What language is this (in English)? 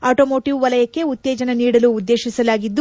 Kannada